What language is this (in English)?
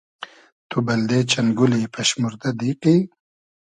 Hazaragi